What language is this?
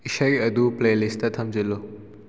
Manipuri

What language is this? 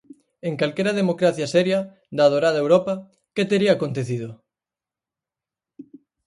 Galician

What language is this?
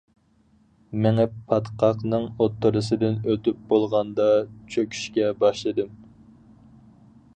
Uyghur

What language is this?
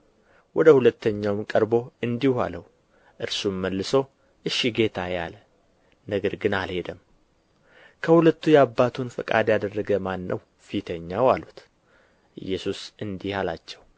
Amharic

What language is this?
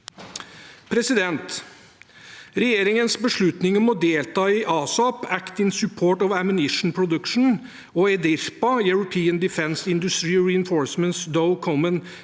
Norwegian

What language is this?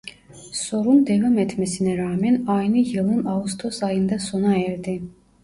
Turkish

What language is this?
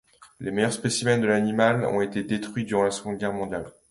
French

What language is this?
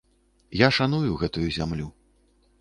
Belarusian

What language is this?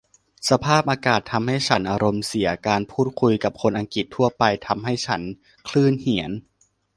Thai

